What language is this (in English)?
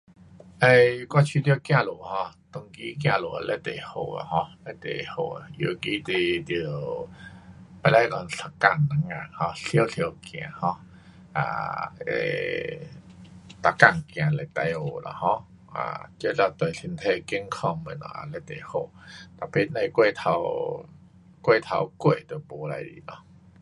Pu-Xian Chinese